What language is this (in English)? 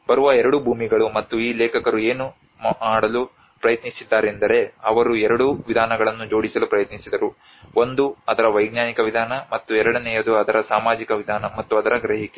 Kannada